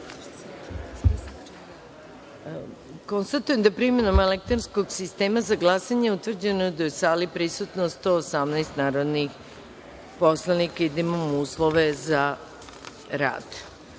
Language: Serbian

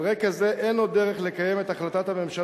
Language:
Hebrew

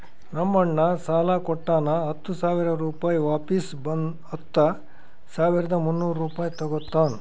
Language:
Kannada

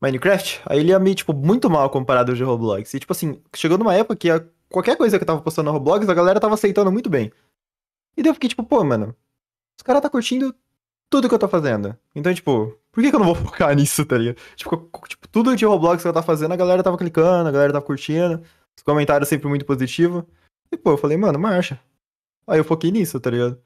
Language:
Portuguese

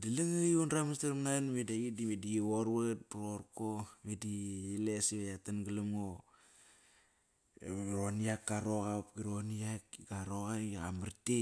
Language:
Kairak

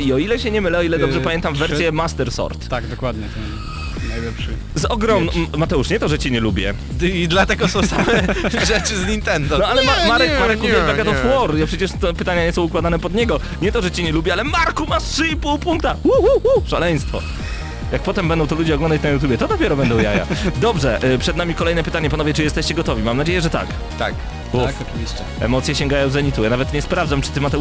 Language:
Polish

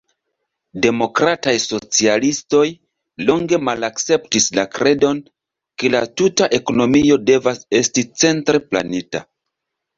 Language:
Esperanto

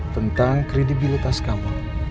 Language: Indonesian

